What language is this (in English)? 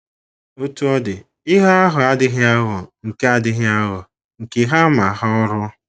Igbo